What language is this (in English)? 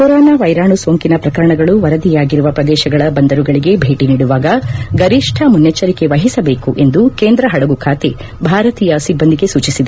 Kannada